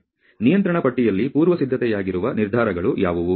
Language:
Kannada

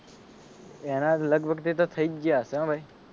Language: Gujarati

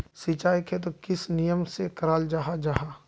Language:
Magahi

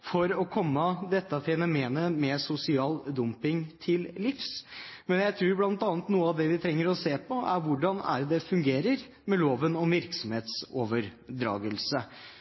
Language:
Norwegian Bokmål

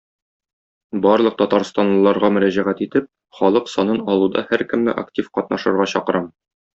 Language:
Tatar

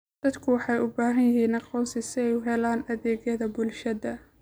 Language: Somali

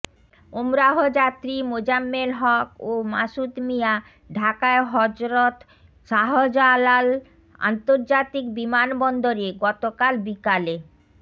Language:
Bangla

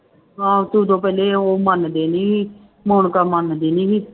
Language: Punjabi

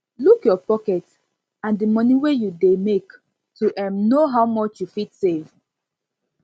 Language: Nigerian Pidgin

